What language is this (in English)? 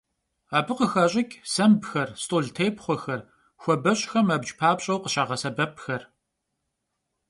Kabardian